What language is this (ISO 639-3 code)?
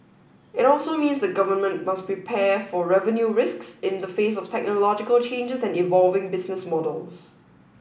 eng